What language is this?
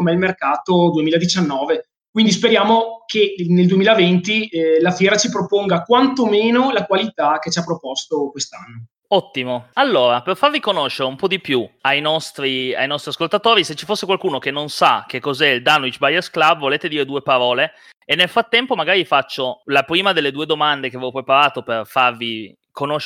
Italian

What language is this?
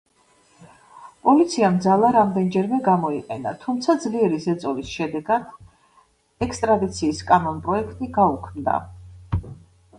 Georgian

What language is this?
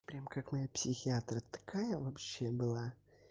Russian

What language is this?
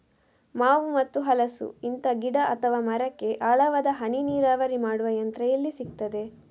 Kannada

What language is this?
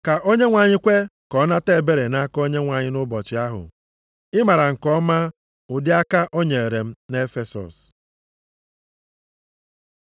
Igbo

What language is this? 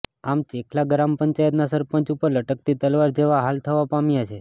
Gujarati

